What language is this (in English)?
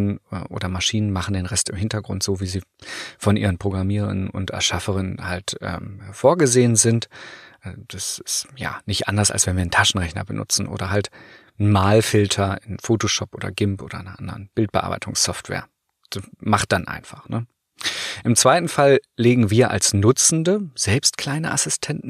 German